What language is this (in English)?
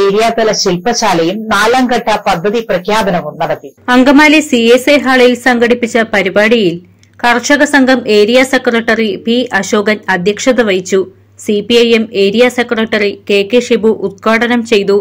Malayalam